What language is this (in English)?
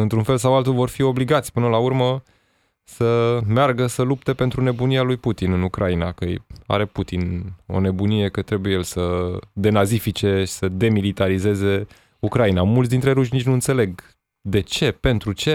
Romanian